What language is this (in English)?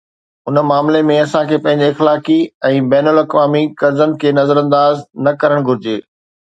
Sindhi